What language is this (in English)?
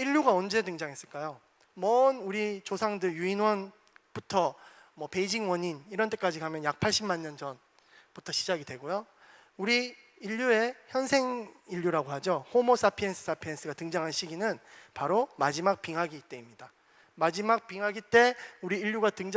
Korean